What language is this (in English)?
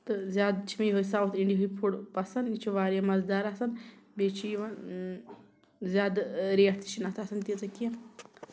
Kashmiri